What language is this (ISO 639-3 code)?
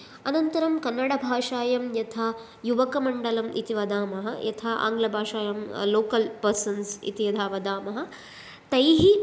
san